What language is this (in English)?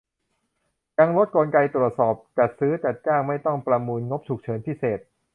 Thai